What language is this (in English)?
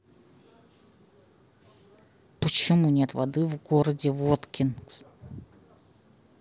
Russian